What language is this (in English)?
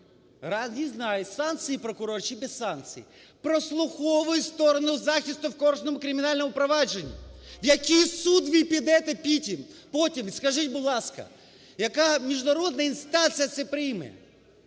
Ukrainian